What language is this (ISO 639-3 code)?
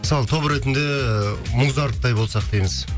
kaz